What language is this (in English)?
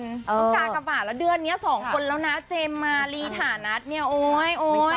Thai